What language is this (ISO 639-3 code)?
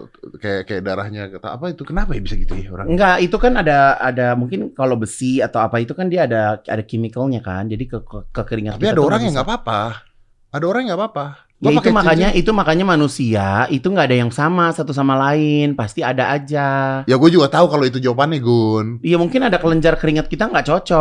ind